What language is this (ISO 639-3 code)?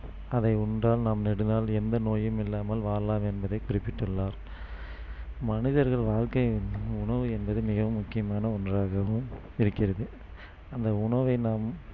tam